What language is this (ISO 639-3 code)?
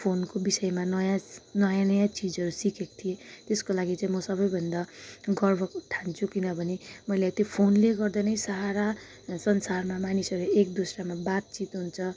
nep